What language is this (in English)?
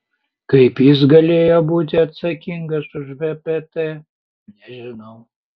Lithuanian